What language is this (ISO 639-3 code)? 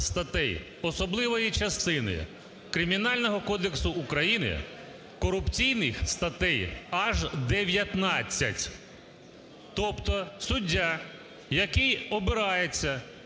ukr